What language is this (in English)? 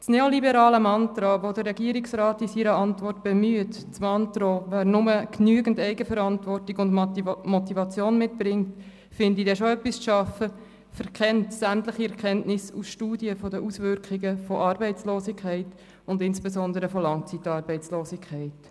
Swiss German